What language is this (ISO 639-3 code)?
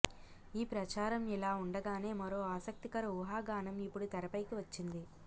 tel